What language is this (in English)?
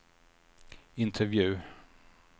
Swedish